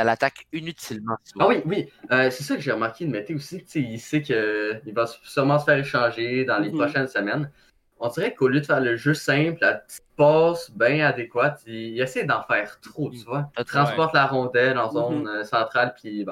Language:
French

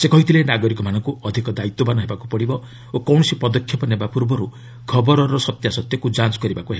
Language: Odia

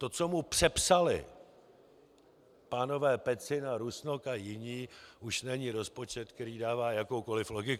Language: Czech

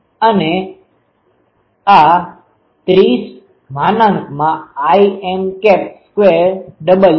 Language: Gujarati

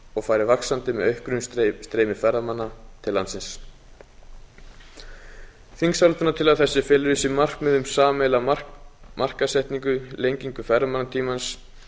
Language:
Icelandic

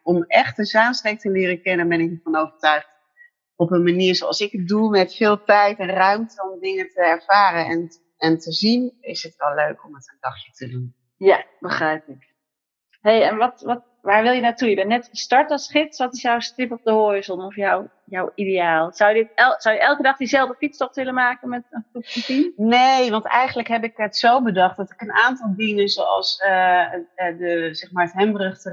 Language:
Dutch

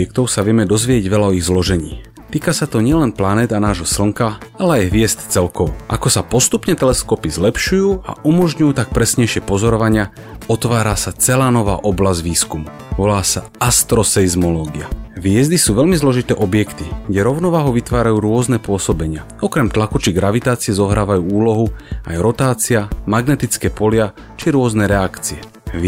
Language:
Slovak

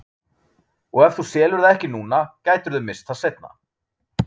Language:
Icelandic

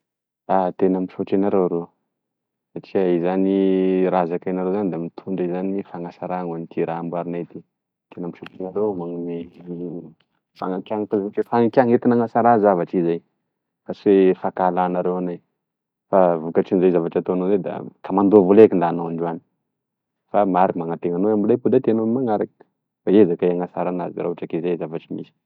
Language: Tesaka Malagasy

